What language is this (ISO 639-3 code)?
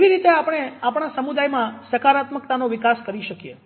guj